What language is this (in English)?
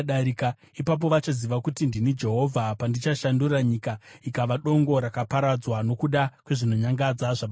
Shona